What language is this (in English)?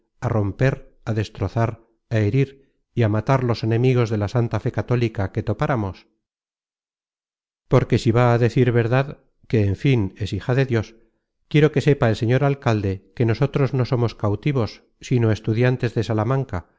Spanish